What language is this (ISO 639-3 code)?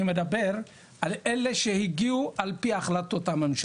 heb